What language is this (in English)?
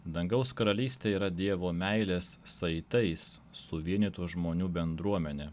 Lithuanian